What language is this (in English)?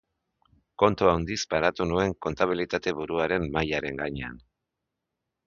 Basque